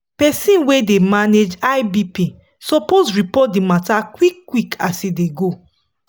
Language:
Nigerian Pidgin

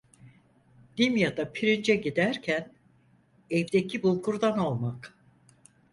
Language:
Turkish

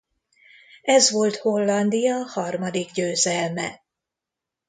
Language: Hungarian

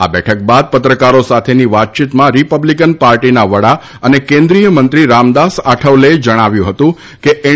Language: Gujarati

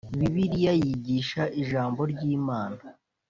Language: Kinyarwanda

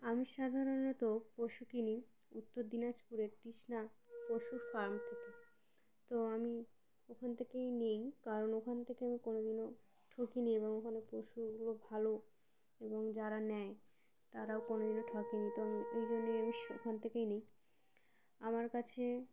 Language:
Bangla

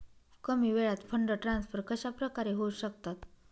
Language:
Marathi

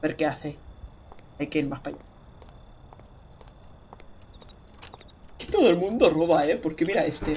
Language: Spanish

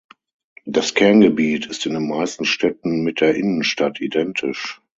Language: German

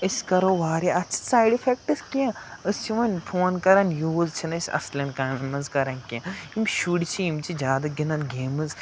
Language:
Kashmiri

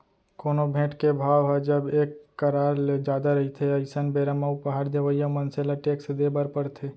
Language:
Chhattisgarhi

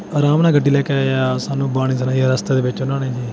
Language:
Punjabi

